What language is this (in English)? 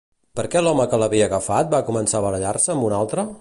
Catalan